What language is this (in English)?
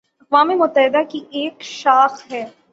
Urdu